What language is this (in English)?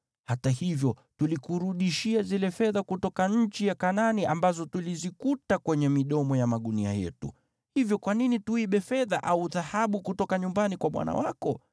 Swahili